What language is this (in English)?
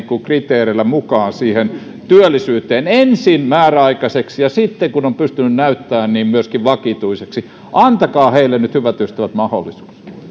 Finnish